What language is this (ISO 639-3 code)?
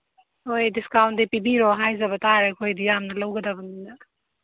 mni